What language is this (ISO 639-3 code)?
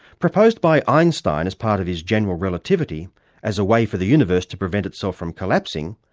eng